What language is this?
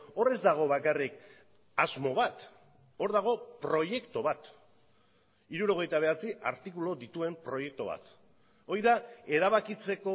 Basque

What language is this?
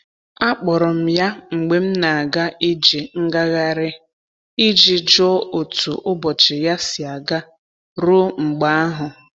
Igbo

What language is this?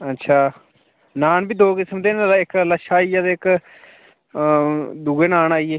Dogri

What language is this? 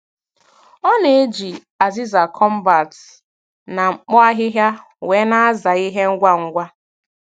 Igbo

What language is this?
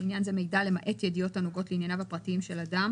Hebrew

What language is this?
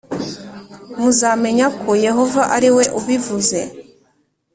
Kinyarwanda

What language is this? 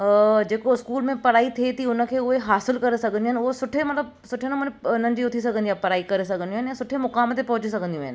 Sindhi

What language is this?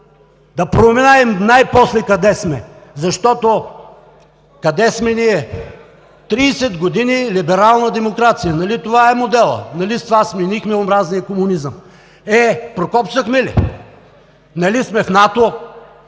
Bulgarian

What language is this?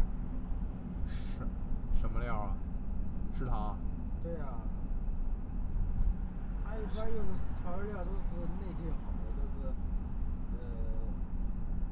Chinese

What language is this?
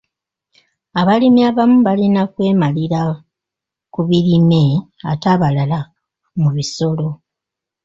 Ganda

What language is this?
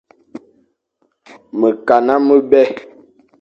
Fang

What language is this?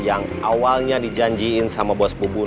Indonesian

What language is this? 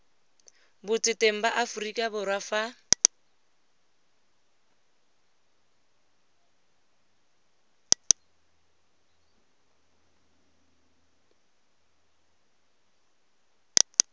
Tswana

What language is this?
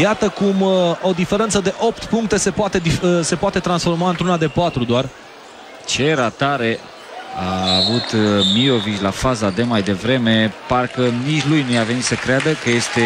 Romanian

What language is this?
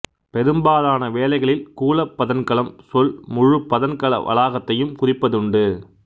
Tamil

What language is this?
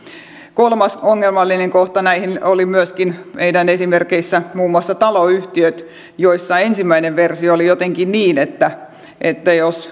Finnish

